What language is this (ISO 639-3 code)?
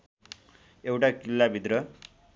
nep